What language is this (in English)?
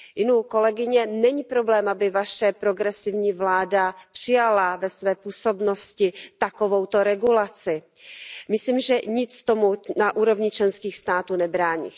Czech